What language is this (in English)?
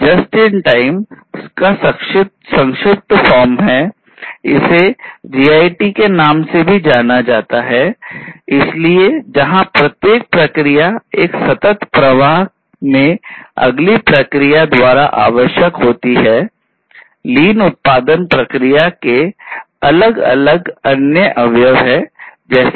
Hindi